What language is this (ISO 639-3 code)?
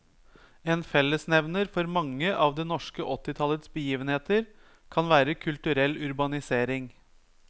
nor